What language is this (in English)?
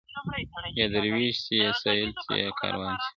Pashto